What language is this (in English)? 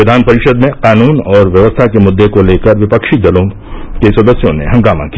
Hindi